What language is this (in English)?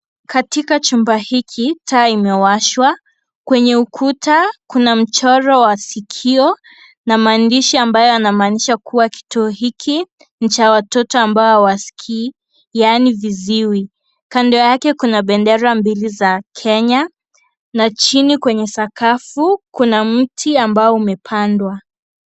Swahili